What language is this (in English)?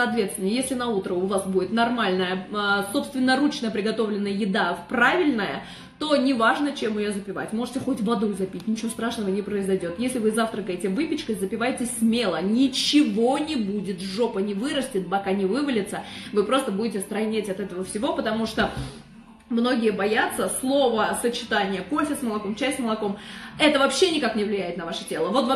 Russian